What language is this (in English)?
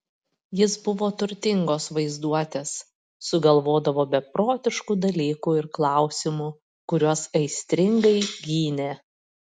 Lithuanian